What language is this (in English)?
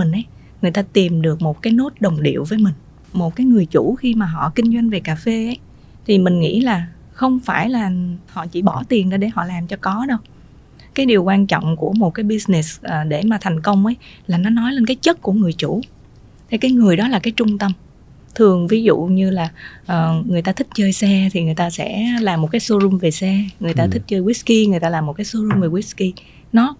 Vietnamese